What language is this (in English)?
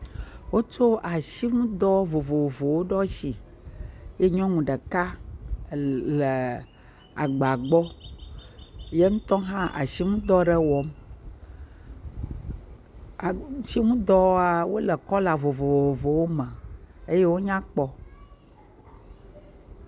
Ewe